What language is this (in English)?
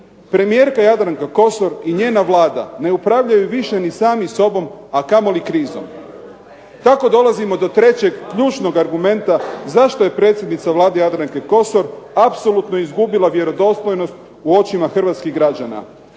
Croatian